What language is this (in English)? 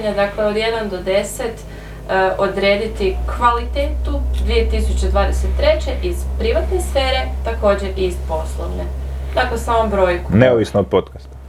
Croatian